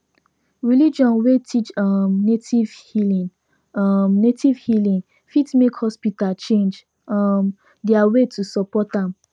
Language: Nigerian Pidgin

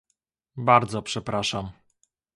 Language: Polish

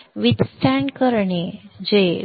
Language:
Marathi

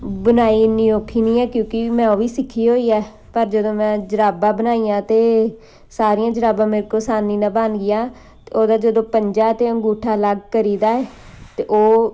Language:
Punjabi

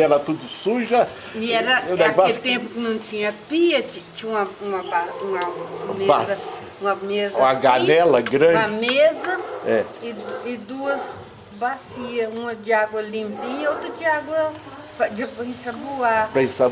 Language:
Portuguese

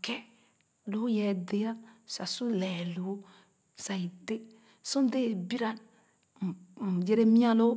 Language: Khana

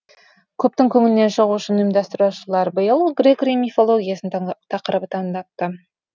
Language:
Kazakh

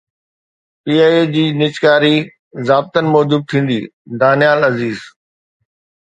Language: Sindhi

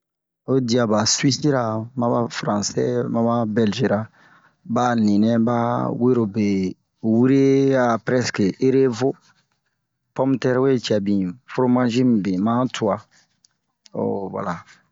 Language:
Bomu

